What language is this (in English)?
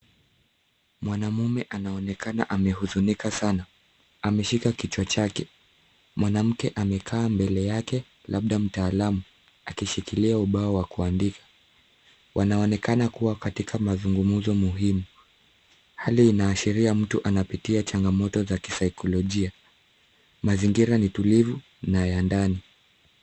Swahili